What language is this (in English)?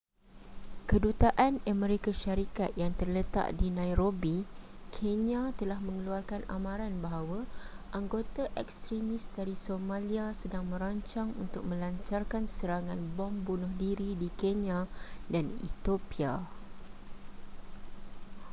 Malay